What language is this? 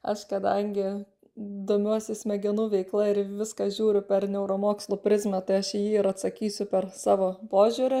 Lithuanian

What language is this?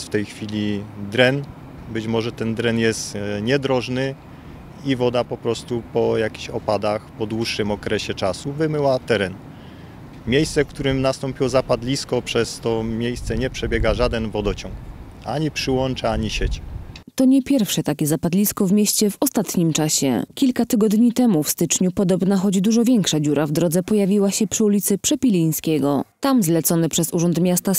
Polish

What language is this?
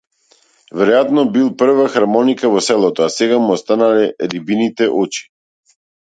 Macedonian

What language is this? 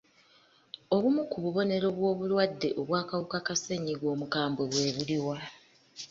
Ganda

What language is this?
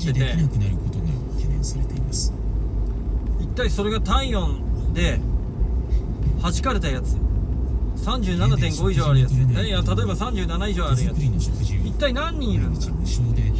Japanese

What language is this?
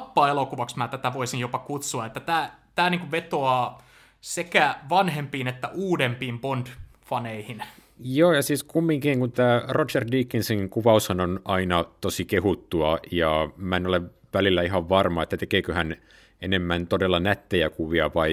Finnish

